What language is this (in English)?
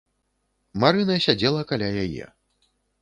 Belarusian